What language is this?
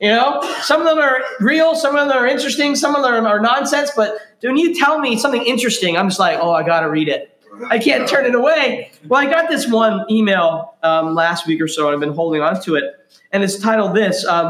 English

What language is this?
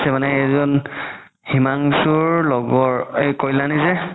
Assamese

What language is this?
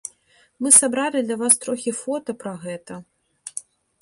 Belarusian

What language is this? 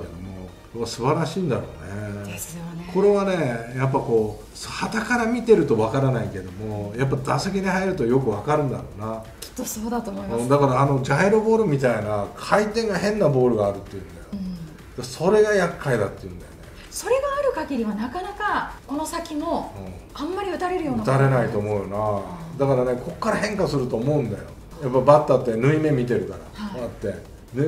Japanese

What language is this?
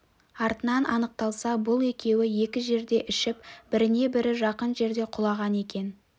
Kazakh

